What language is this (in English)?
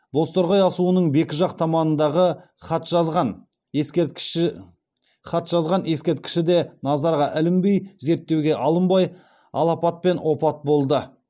Kazakh